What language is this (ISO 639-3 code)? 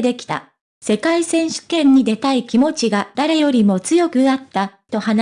jpn